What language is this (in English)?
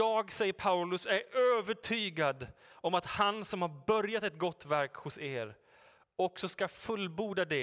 Swedish